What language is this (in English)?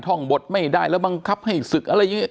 Thai